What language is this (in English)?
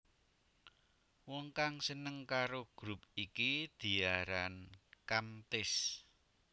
Javanese